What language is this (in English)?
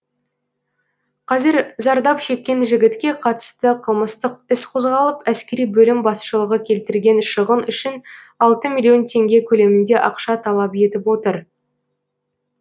Kazakh